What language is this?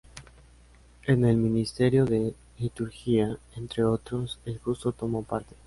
Spanish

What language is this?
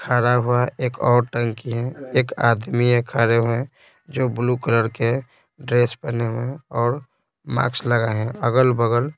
Hindi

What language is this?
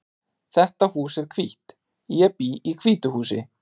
Icelandic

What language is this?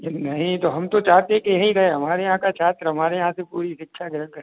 Hindi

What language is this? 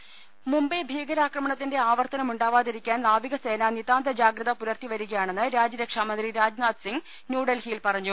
Malayalam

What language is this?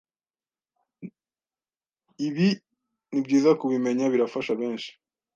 Kinyarwanda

